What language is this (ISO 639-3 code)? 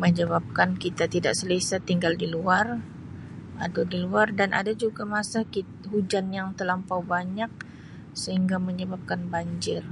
msi